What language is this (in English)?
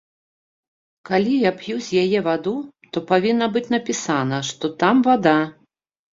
Belarusian